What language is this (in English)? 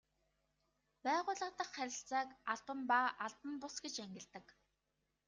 Mongolian